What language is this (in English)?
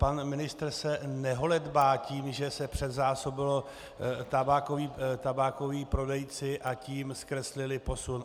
Czech